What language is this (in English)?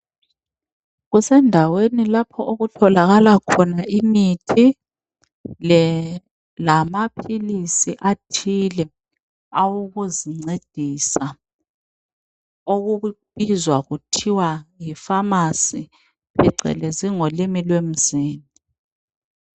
North Ndebele